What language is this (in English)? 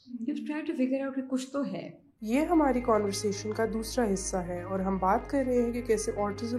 Urdu